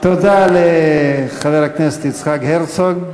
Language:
Hebrew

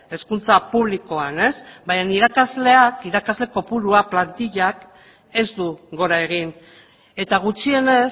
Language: Basque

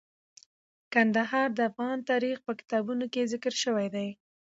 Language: Pashto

